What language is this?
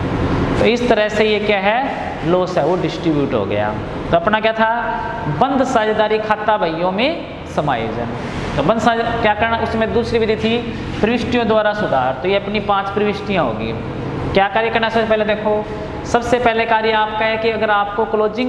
Hindi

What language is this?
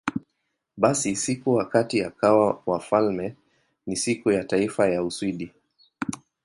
Swahili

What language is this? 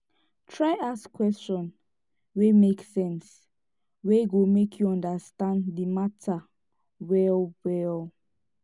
Nigerian Pidgin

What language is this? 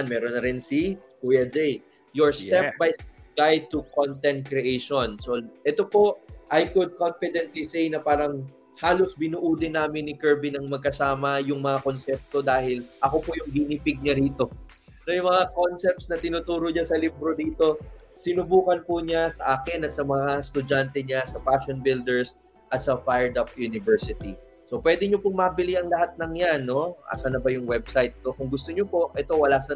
Filipino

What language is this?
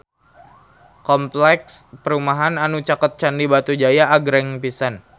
Sundanese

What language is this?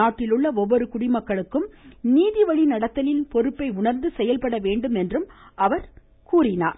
Tamil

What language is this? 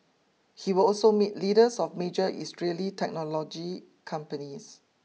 English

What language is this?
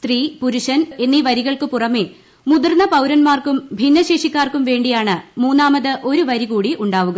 Malayalam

